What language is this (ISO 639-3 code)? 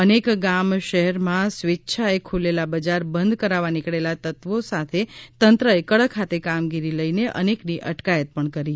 guj